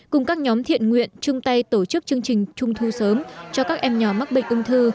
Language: Vietnamese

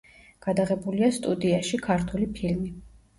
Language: Georgian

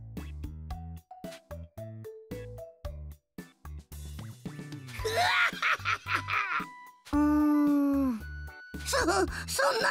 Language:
Japanese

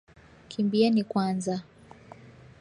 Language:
Swahili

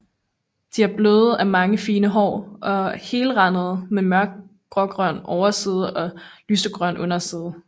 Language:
Danish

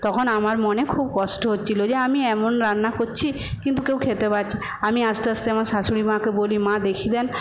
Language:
Bangla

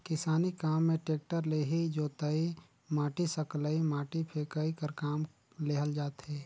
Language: Chhattisgarhi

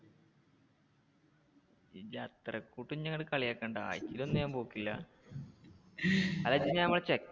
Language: Malayalam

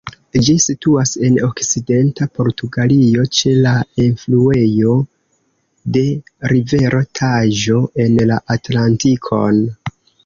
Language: Esperanto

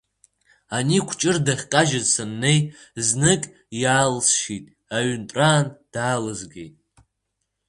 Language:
Abkhazian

